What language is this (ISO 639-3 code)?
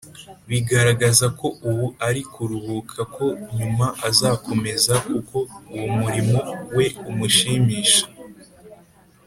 kin